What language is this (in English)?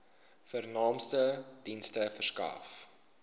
Afrikaans